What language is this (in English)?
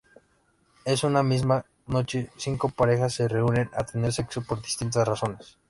Spanish